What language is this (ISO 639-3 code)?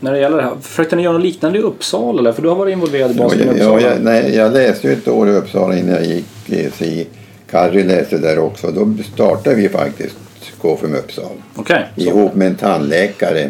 swe